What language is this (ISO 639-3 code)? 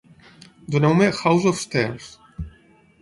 cat